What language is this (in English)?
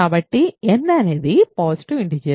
Telugu